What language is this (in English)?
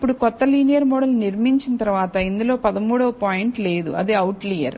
Telugu